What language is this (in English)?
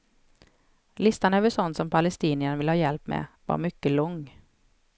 Swedish